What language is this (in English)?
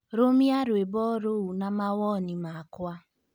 Kikuyu